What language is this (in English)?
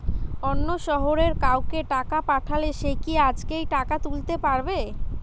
Bangla